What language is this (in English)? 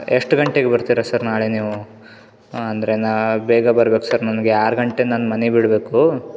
Kannada